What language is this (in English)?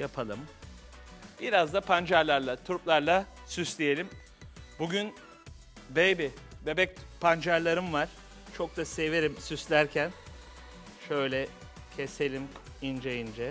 Turkish